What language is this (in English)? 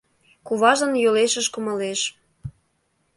Mari